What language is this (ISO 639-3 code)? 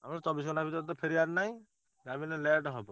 ori